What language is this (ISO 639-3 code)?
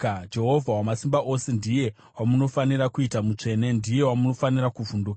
sna